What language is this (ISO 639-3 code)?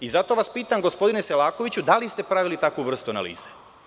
srp